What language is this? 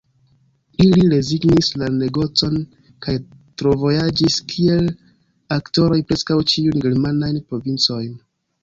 Esperanto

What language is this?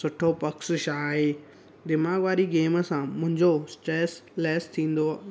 Sindhi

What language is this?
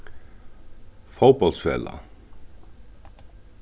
Faroese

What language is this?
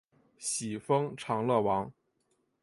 Chinese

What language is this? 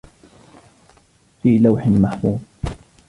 Arabic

